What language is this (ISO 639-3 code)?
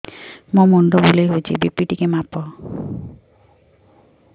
ori